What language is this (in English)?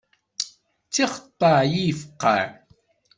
Kabyle